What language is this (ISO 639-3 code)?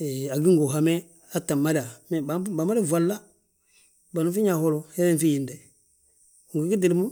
bjt